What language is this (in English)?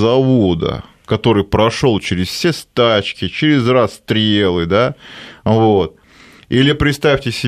Russian